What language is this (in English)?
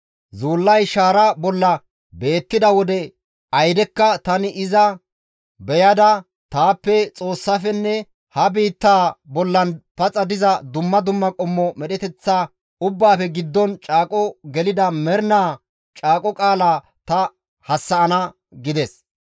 Gamo